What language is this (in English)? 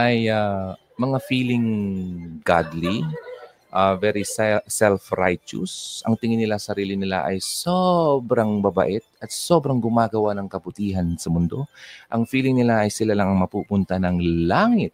Filipino